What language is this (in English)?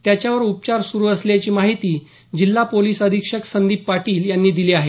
Marathi